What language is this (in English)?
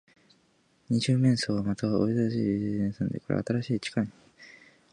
Japanese